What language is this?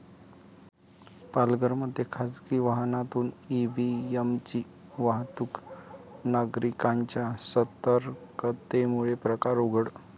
Marathi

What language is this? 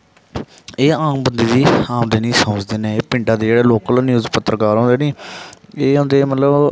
Dogri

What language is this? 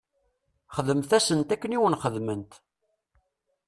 Kabyle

